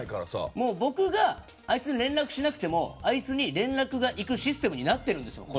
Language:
Japanese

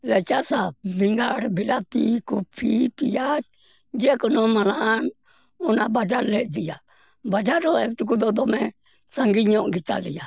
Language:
Santali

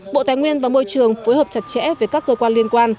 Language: Vietnamese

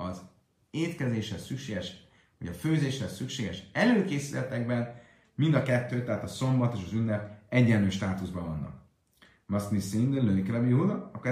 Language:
Hungarian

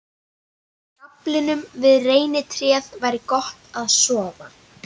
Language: Icelandic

